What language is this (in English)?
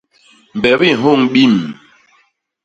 Basaa